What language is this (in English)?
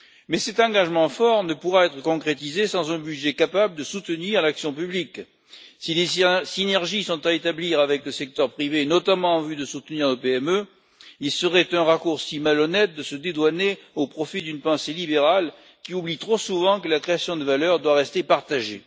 French